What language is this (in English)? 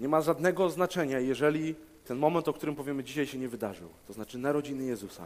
Polish